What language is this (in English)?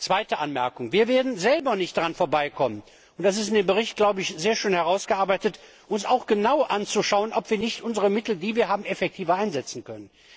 German